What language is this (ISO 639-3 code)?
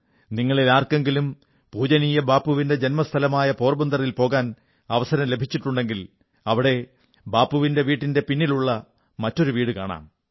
mal